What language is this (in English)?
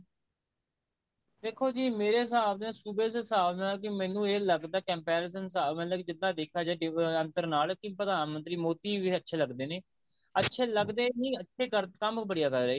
Punjabi